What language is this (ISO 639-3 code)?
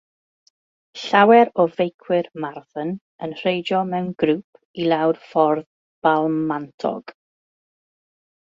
cym